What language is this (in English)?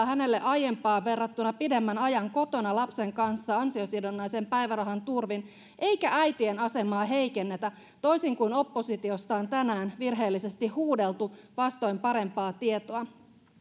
Finnish